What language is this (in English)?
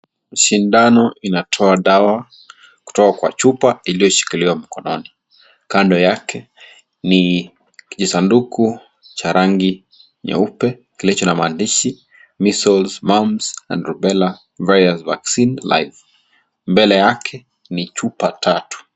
Swahili